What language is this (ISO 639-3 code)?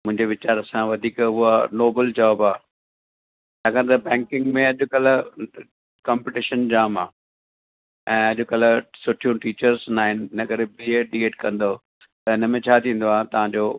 snd